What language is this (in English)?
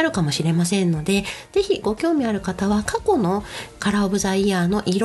Japanese